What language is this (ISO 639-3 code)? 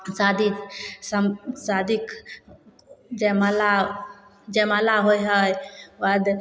mai